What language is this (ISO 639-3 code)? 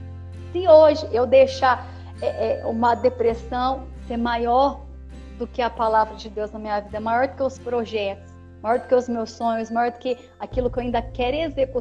por